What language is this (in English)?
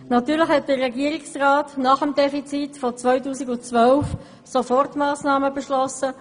Swiss German